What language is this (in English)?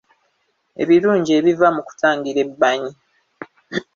Ganda